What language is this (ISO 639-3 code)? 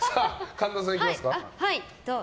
jpn